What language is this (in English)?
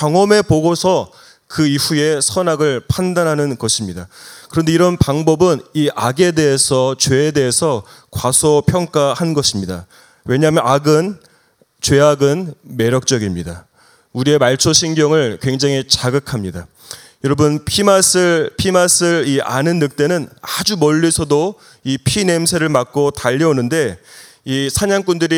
Korean